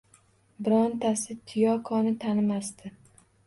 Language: Uzbek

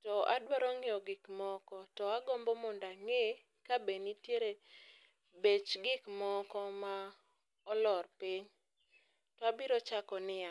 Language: Luo (Kenya and Tanzania)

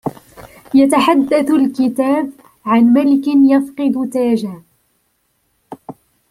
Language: Arabic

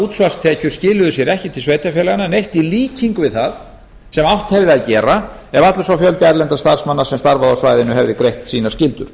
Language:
Icelandic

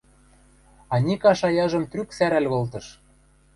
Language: Western Mari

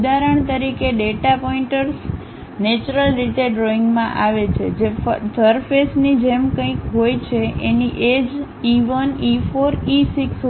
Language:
Gujarati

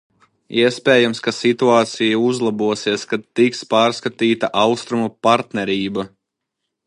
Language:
Latvian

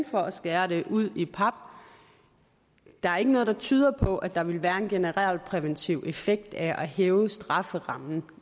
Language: Danish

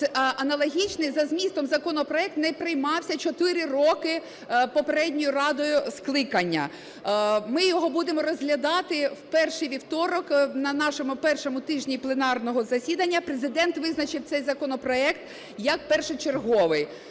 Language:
Ukrainian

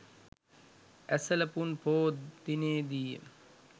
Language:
Sinhala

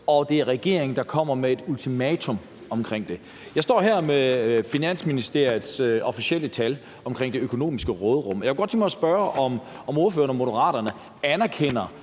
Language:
Danish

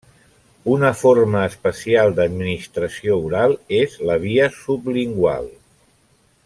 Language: Catalan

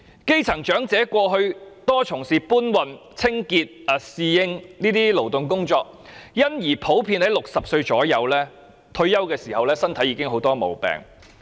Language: Cantonese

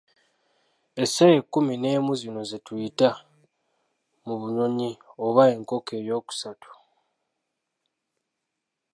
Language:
Ganda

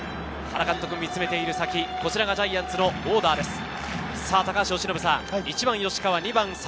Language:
Japanese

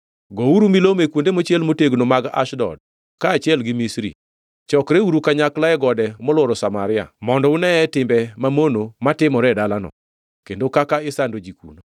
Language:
Luo (Kenya and Tanzania)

